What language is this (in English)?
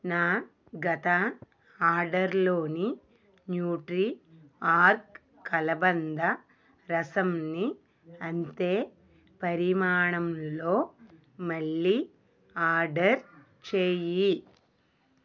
Telugu